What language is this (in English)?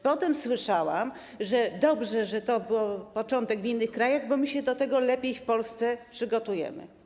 Polish